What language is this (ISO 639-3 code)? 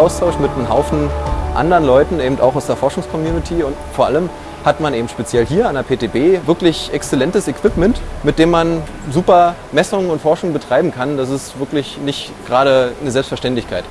deu